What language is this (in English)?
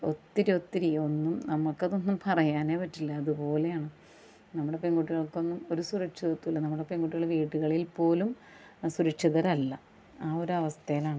Malayalam